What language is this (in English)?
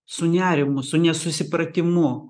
Lithuanian